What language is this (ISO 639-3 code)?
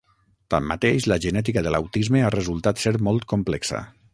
cat